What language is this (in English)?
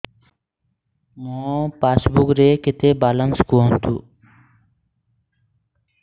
Odia